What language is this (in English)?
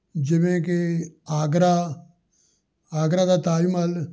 Punjabi